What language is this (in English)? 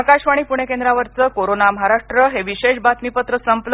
Marathi